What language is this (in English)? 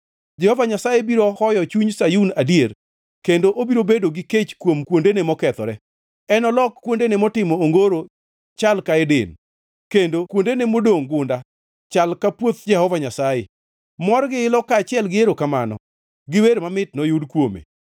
Luo (Kenya and Tanzania)